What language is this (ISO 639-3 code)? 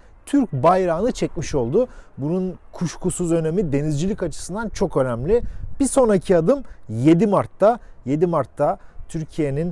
tur